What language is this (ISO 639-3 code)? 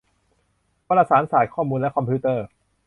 tha